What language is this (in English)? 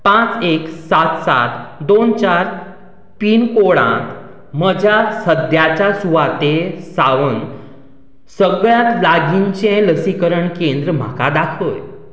Konkani